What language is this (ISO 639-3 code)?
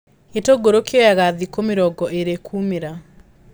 kik